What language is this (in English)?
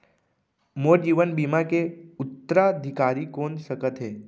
Chhattisgarhi